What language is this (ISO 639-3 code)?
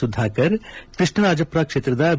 kan